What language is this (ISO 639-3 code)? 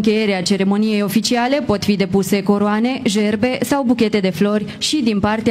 ron